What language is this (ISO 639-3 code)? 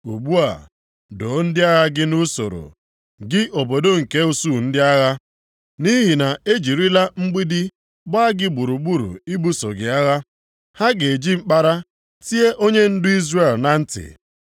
ibo